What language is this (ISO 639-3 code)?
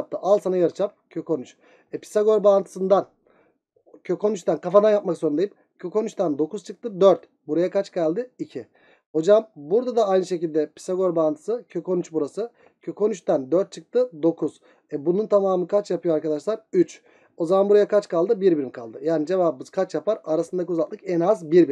tur